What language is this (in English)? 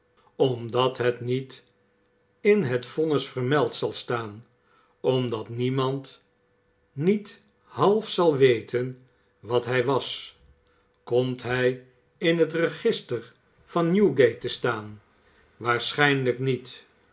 Dutch